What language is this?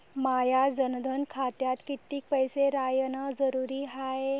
Marathi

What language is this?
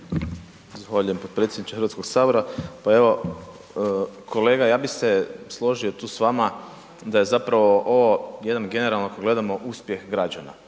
Croatian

